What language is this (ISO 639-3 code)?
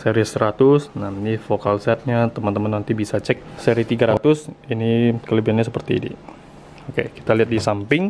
ind